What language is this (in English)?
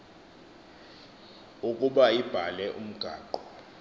Xhosa